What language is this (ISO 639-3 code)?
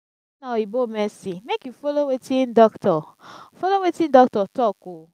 pcm